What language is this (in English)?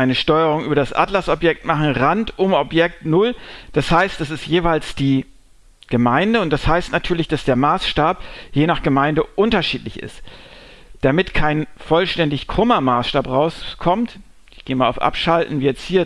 German